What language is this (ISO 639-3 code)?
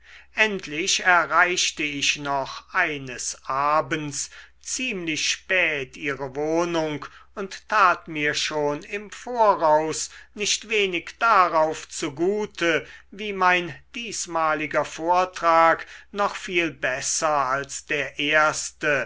deu